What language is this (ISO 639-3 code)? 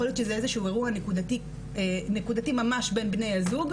heb